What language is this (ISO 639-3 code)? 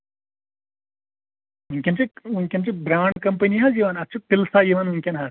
kas